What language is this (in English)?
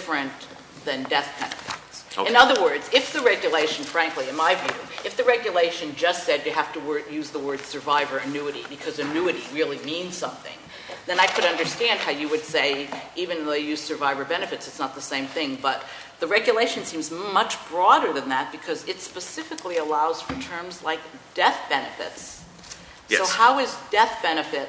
English